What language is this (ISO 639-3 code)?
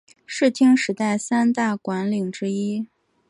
zho